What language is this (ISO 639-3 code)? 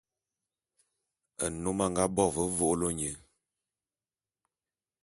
bum